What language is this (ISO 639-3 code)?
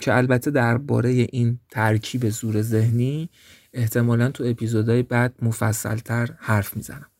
fas